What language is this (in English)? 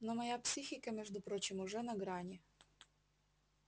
Russian